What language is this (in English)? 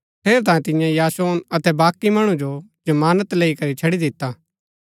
Gaddi